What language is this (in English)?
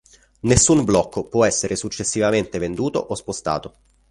Italian